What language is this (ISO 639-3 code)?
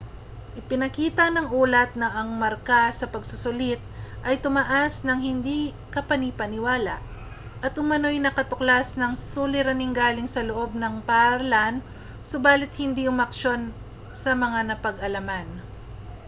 fil